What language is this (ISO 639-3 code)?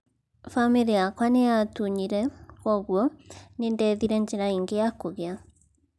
kik